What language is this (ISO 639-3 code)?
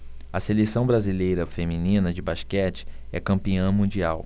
por